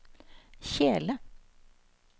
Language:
Norwegian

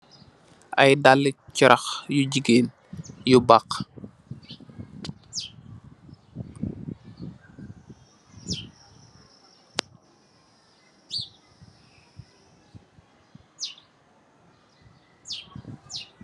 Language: Wolof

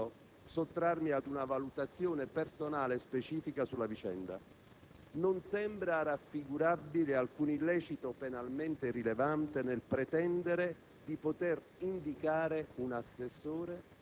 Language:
Italian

